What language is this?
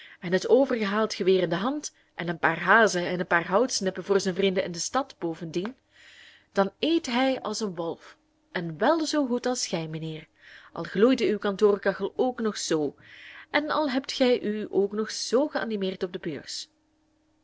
Dutch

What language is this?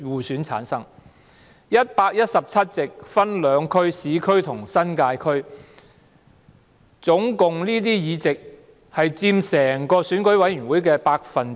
Cantonese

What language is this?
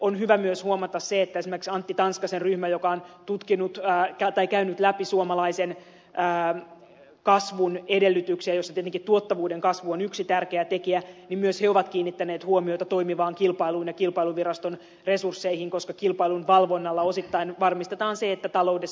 Finnish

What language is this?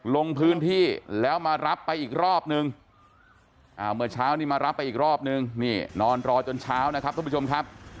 Thai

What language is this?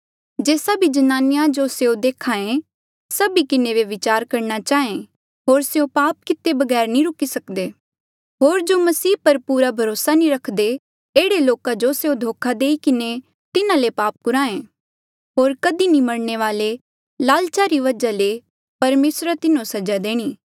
Mandeali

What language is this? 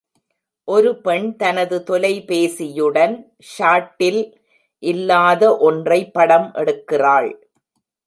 Tamil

